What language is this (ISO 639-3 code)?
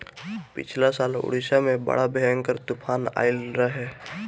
bho